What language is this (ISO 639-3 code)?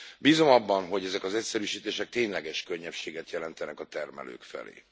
hun